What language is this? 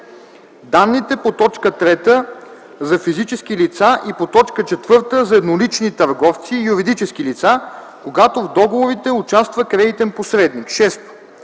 Bulgarian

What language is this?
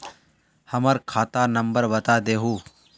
Magahi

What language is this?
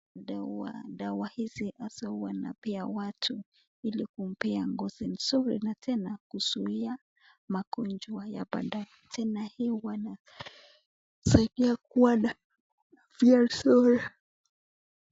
Swahili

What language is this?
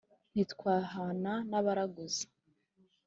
Kinyarwanda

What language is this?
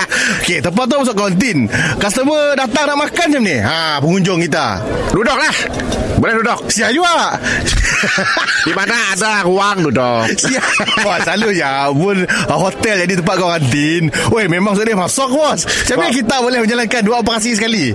Malay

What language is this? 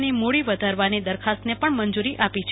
Gujarati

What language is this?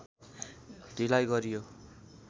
Nepali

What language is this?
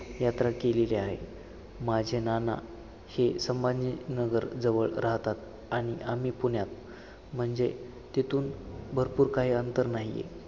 Marathi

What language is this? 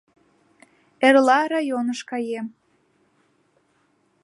Mari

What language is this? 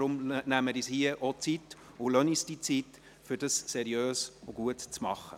Swiss German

